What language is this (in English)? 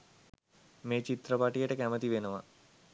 Sinhala